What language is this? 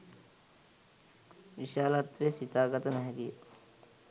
Sinhala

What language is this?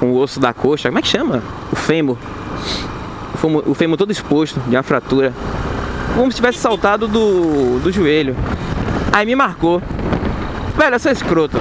Portuguese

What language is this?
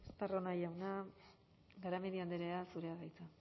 Basque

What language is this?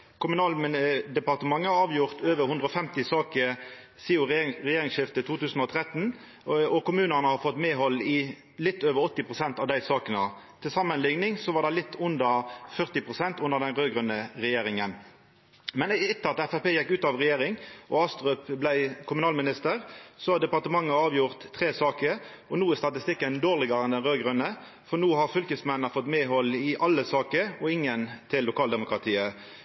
Norwegian Nynorsk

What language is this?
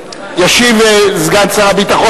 Hebrew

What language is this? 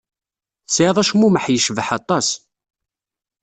Kabyle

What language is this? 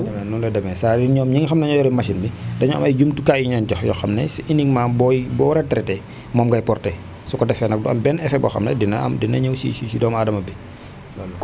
Wolof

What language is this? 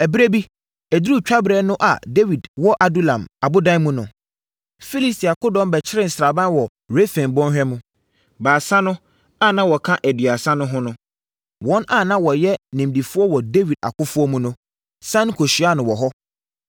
Akan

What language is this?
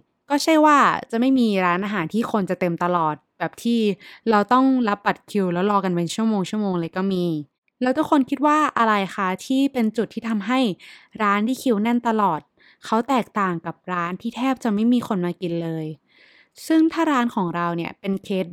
Thai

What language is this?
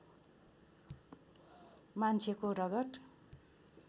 Nepali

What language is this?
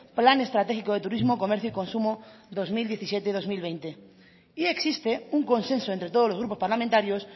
Spanish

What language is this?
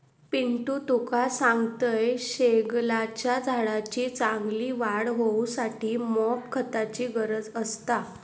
Marathi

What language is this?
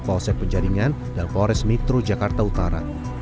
Indonesian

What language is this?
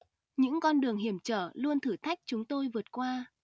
Vietnamese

